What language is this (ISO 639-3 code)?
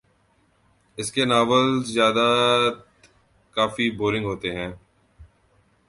urd